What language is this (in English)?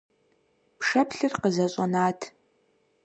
Kabardian